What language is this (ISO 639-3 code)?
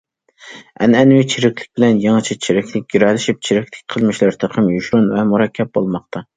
uig